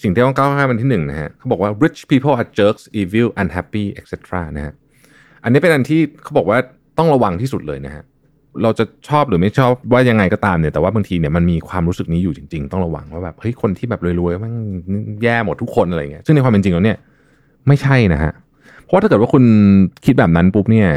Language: Thai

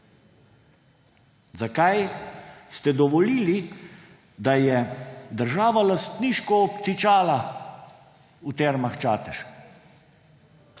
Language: Slovenian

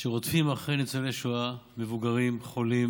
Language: Hebrew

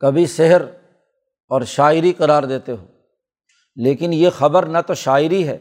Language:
Urdu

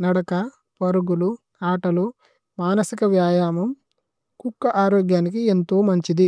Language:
Tulu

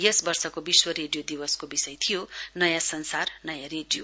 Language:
Nepali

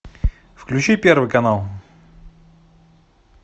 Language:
Russian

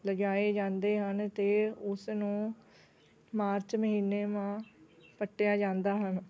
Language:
Punjabi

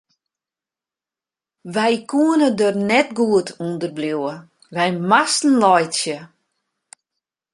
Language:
Western Frisian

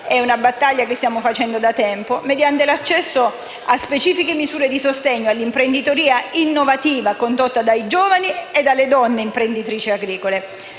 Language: Italian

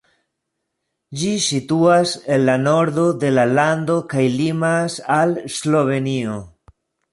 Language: Esperanto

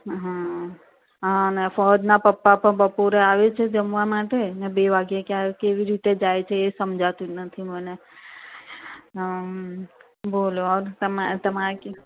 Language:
Gujarati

